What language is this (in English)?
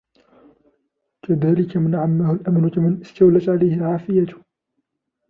Arabic